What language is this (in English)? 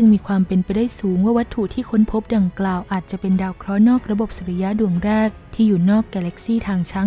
Thai